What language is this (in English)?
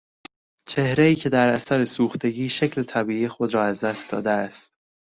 Persian